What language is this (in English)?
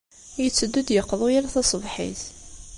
Kabyle